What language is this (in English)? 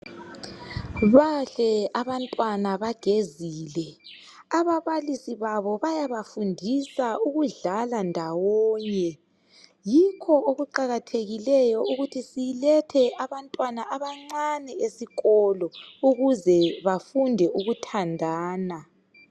North Ndebele